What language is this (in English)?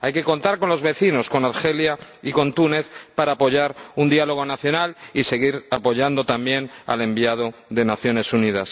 Spanish